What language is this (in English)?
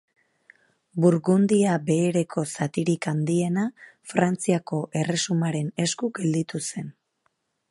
Basque